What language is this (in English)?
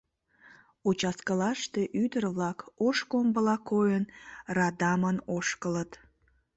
Mari